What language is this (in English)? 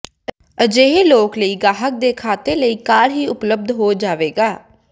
Punjabi